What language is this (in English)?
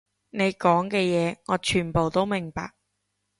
Cantonese